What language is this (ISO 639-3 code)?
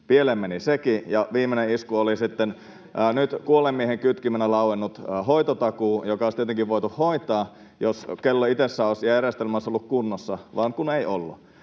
fin